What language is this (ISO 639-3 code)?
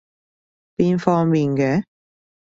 yue